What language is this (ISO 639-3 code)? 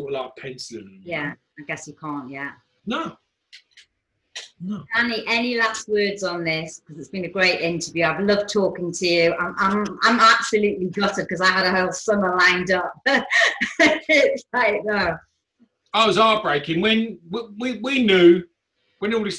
eng